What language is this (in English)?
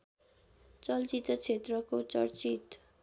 Nepali